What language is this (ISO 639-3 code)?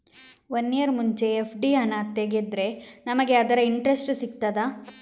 kan